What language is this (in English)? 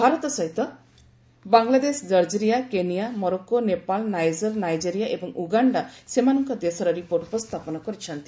Odia